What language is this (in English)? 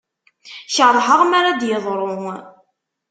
Kabyle